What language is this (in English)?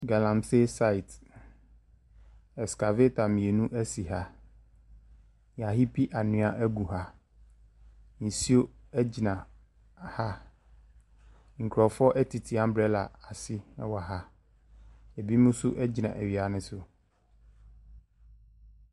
Akan